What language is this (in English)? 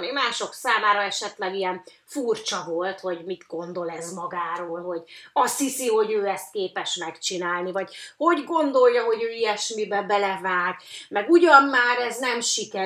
Hungarian